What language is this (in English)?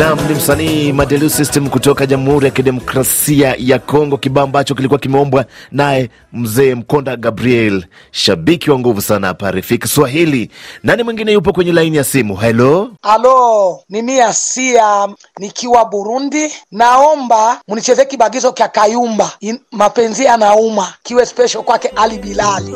Swahili